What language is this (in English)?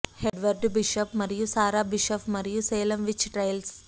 Telugu